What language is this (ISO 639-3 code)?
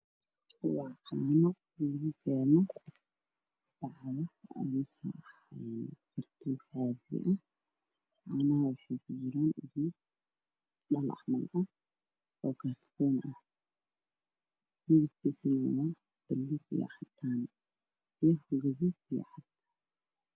som